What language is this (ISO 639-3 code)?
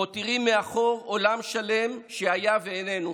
heb